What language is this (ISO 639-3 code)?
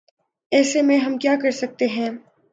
urd